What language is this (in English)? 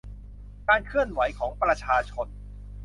Thai